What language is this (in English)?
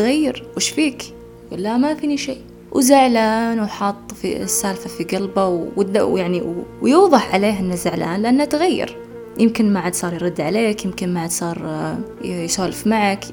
Arabic